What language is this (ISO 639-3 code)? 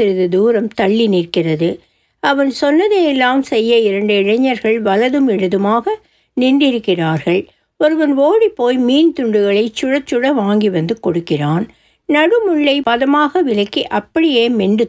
tam